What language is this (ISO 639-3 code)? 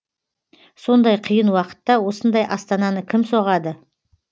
kaz